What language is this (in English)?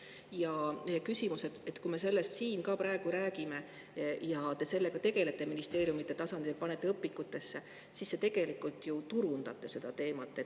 Estonian